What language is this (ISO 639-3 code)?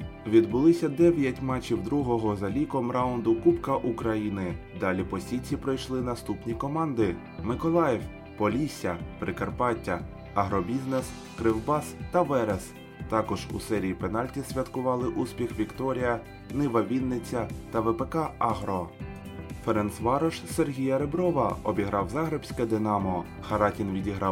ukr